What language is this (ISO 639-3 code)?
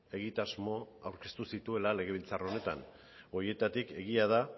eus